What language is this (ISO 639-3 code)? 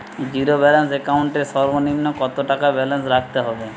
ben